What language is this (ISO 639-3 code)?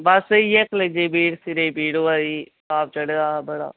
doi